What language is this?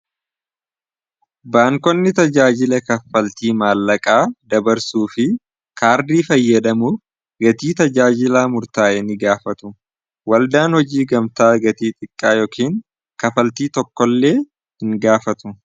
Oromo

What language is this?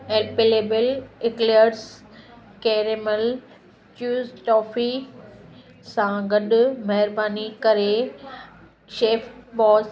Sindhi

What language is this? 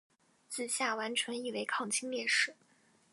Chinese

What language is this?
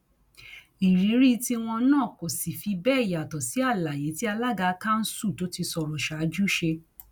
Yoruba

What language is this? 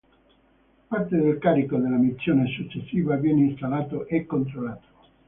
Italian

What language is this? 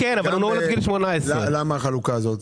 Hebrew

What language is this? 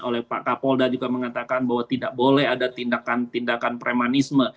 Indonesian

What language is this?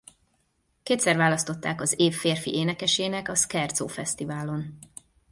Hungarian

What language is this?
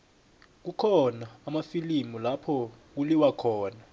South Ndebele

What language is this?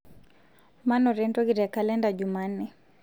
Masai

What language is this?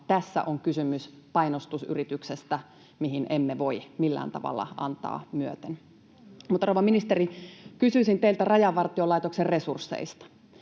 Finnish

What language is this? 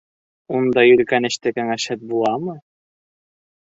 Bashkir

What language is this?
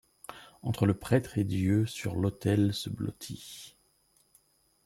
French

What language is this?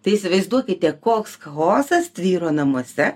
Lithuanian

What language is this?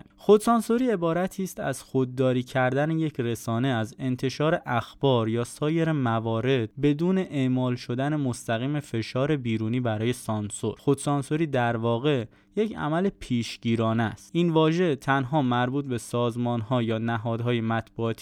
Persian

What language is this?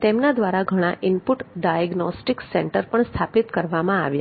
Gujarati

